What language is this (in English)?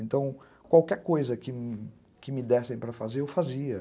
Portuguese